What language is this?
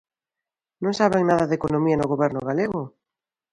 Galician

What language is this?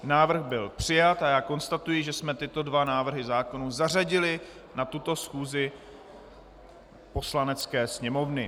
Czech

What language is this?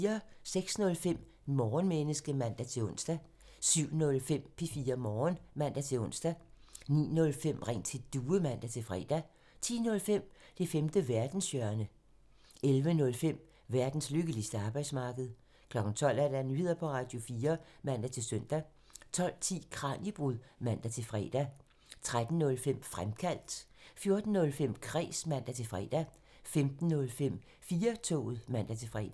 Danish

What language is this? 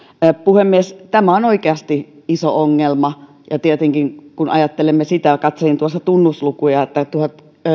Finnish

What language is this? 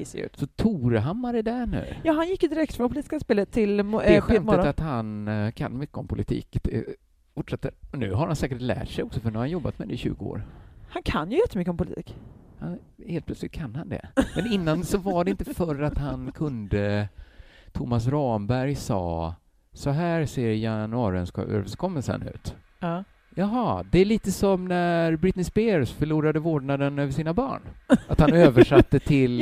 Swedish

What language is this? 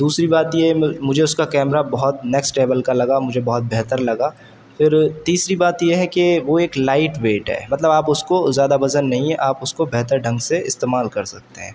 Urdu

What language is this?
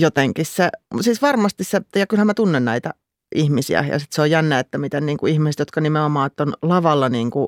Finnish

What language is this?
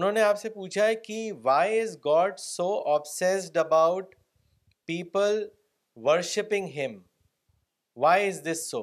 Urdu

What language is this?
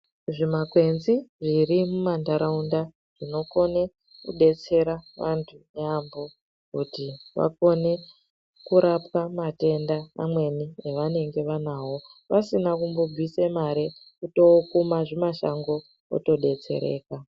Ndau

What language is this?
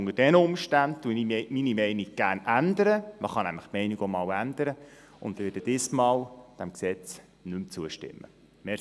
Swiss German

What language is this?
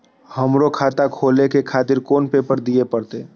Maithili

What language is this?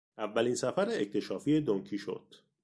Persian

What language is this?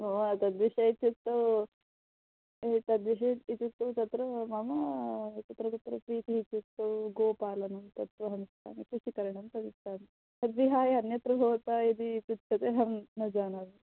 Sanskrit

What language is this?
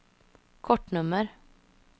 Swedish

